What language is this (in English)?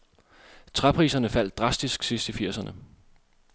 Danish